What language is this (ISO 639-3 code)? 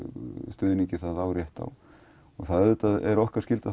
isl